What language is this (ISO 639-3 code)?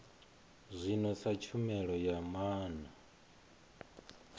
ven